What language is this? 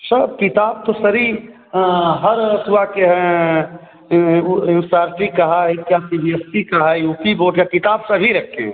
Hindi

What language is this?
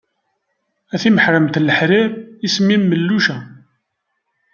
Kabyle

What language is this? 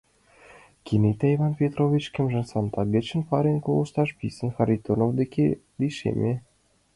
Mari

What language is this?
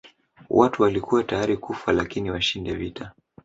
Swahili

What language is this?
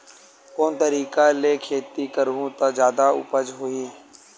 Chhattisgarhi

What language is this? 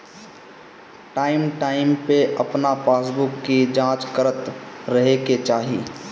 Bhojpuri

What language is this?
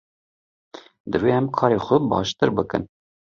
Kurdish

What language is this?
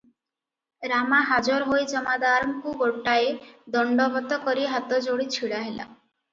Odia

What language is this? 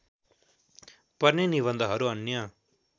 Nepali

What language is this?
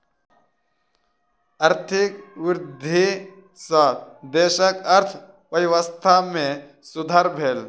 Maithili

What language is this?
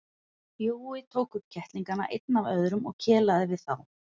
Icelandic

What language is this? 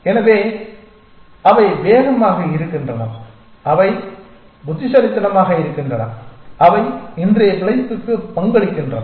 Tamil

